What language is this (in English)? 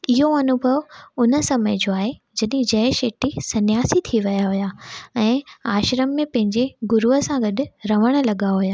Sindhi